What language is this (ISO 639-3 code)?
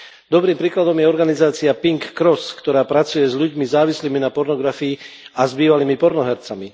slk